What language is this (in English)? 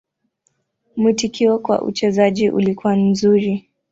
Swahili